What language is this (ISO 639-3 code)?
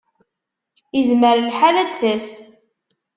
kab